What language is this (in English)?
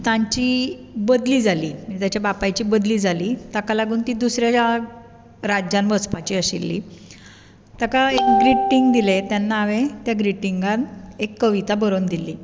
Konkani